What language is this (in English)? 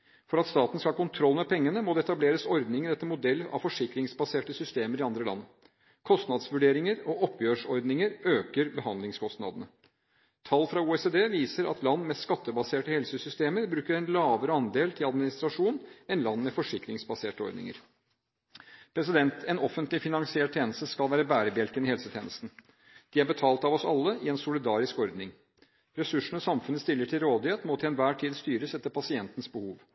Norwegian Bokmål